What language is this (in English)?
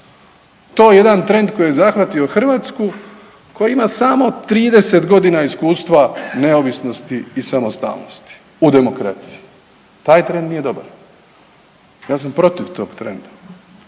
Croatian